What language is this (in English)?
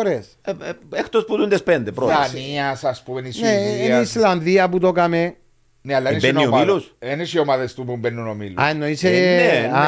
Greek